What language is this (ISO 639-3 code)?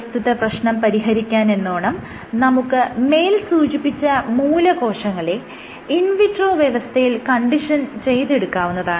mal